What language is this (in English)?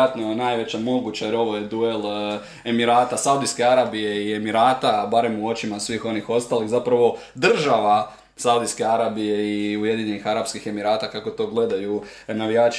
Croatian